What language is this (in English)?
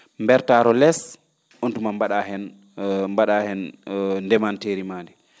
Fula